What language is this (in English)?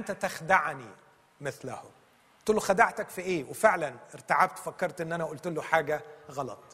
Arabic